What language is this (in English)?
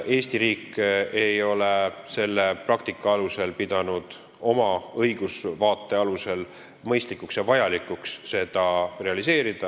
Estonian